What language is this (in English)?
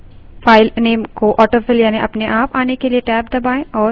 Hindi